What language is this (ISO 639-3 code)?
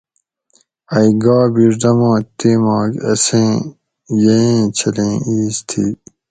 gwc